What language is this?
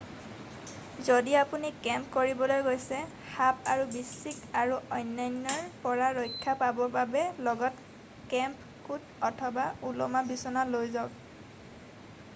Assamese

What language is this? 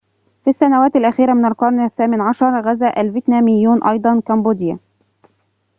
Arabic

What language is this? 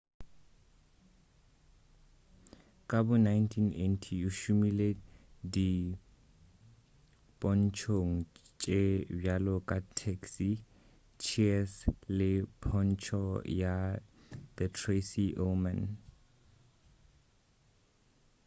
Northern Sotho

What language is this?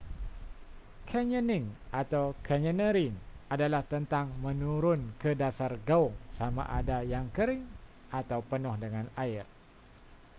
Malay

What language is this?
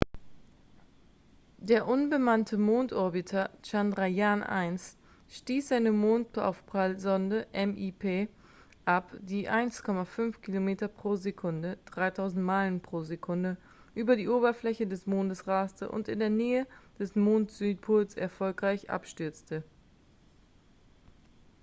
German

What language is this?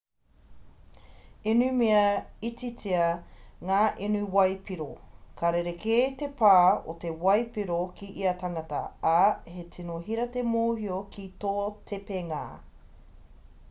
Māori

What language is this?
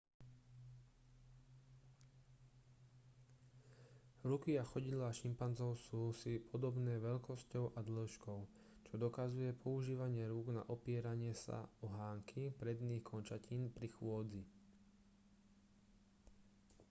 Slovak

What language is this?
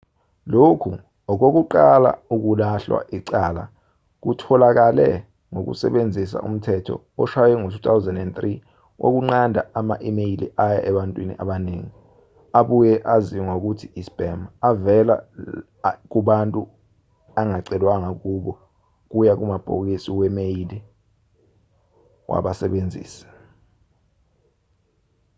Zulu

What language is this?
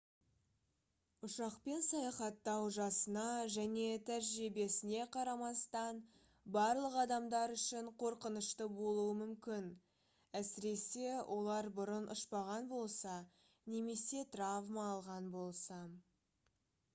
Kazakh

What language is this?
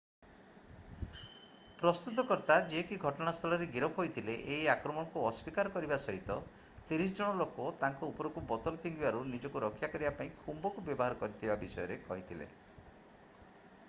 Odia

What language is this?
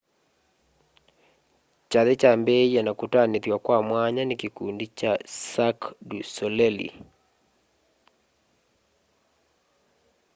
Kamba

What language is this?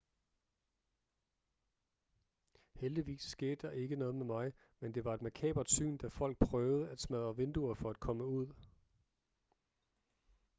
Danish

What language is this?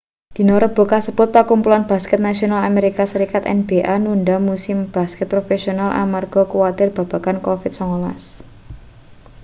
Javanese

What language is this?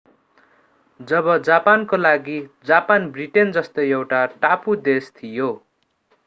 Nepali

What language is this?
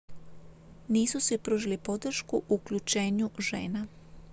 Croatian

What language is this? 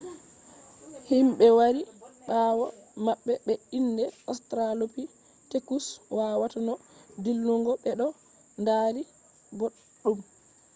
Fula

